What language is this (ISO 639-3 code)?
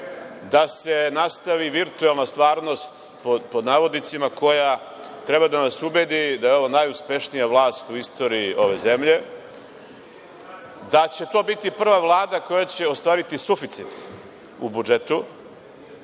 srp